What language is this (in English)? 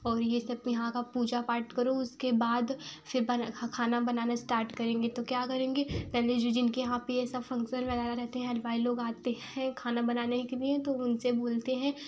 Hindi